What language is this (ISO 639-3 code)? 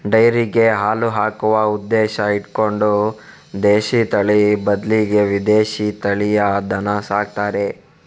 kan